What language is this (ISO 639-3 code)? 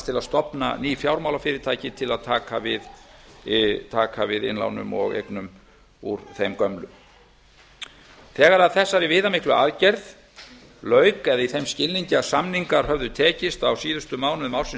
isl